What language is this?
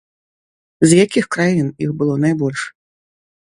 Belarusian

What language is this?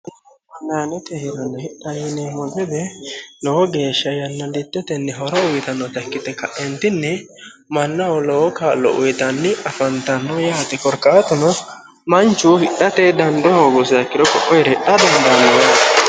Sidamo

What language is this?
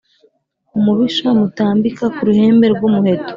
Kinyarwanda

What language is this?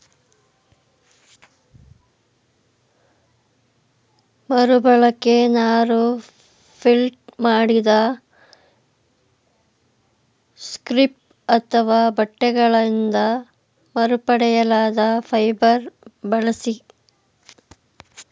Kannada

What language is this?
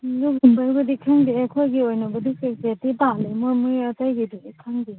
Manipuri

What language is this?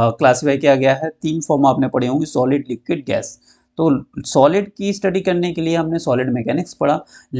Hindi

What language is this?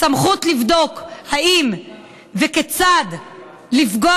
Hebrew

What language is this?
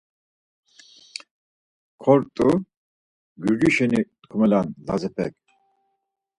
Laz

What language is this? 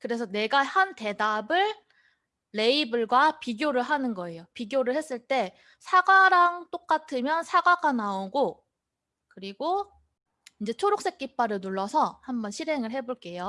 Korean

